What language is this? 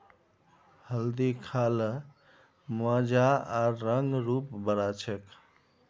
Magahi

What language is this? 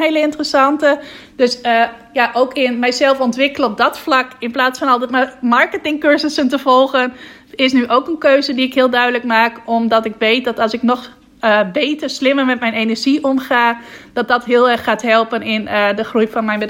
Dutch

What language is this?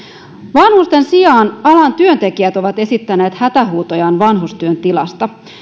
Finnish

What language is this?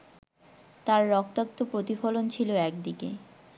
Bangla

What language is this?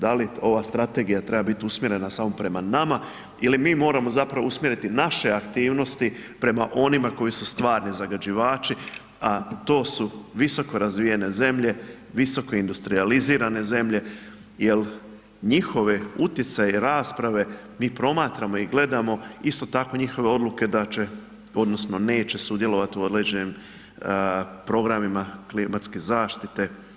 Croatian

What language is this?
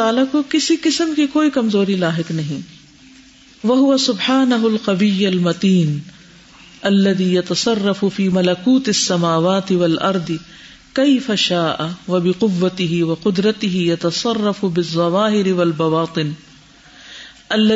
Urdu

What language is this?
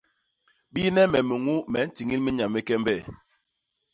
Basaa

